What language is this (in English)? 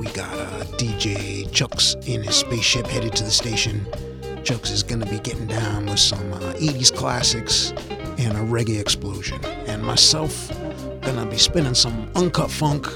English